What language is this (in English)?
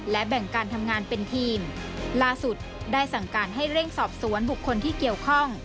Thai